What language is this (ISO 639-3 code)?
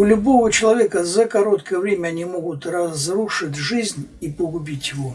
rus